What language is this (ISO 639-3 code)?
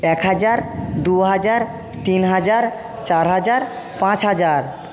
ben